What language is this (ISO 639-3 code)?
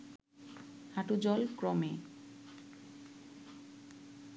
ben